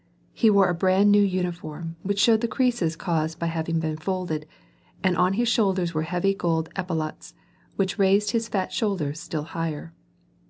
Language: English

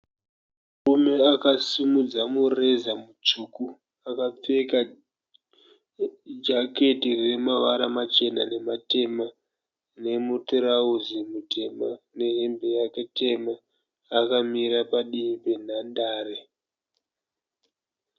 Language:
Shona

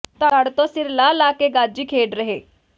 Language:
Punjabi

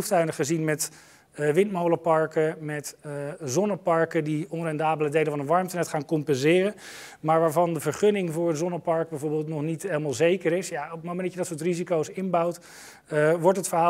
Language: Dutch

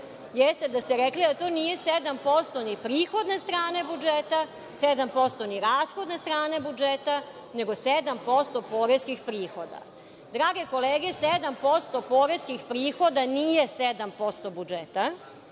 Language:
Serbian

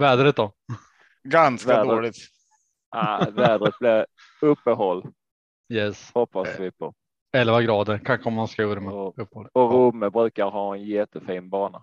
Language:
Swedish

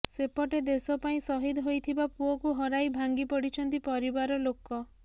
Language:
Odia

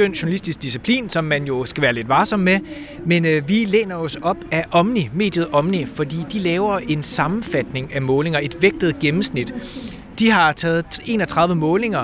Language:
Danish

